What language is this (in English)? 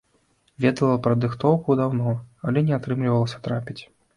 Belarusian